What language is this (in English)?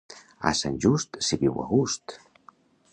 Catalan